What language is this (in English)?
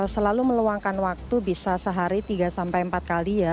Indonesian